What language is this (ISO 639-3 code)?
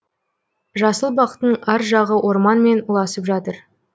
kaz